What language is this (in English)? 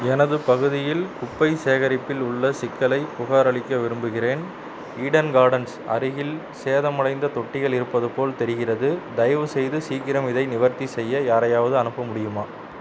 Tamil